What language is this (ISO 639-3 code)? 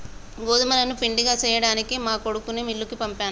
tel